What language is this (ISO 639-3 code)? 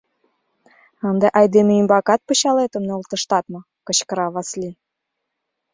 chm